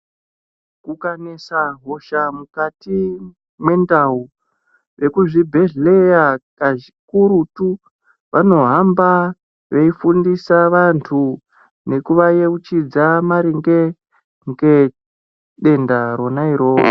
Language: Ndau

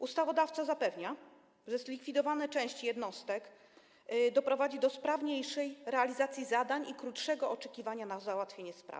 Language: Polish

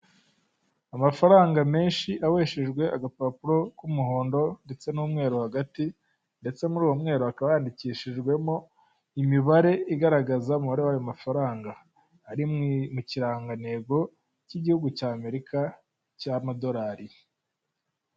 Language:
Kinyarwanda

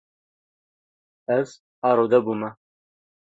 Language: Kurdish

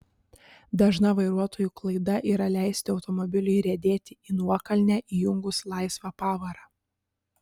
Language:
Lithuanian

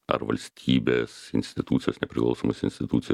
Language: Lithuanian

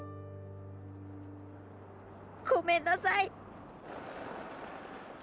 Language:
Japanese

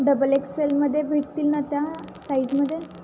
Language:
Marathi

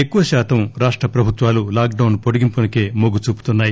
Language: Telugu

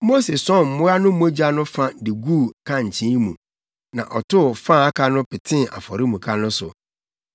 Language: Akan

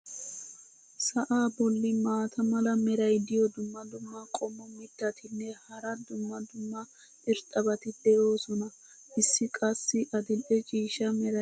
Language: Wolaytta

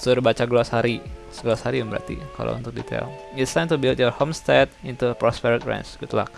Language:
Indonesian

